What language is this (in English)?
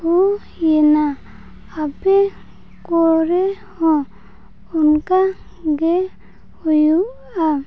Santali